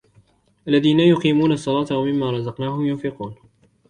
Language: Arabic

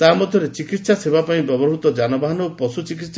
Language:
Odia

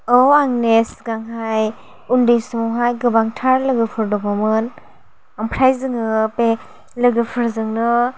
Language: Bodo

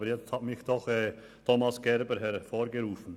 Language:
Swiss German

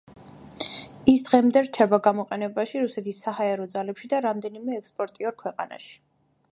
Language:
Georgian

